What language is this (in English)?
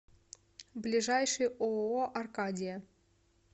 Russian